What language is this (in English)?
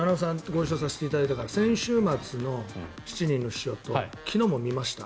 Japanese